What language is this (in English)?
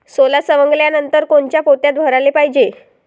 Marathi